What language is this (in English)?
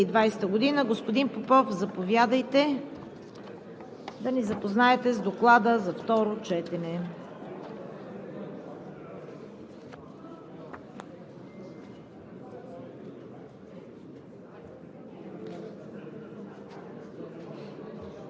Bulgarian